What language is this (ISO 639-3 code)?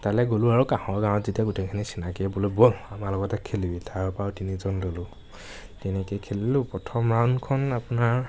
asm